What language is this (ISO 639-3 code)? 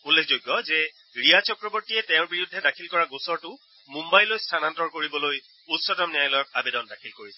asm